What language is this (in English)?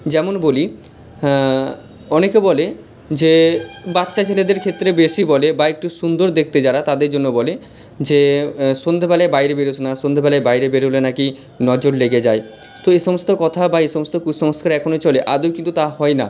Bangla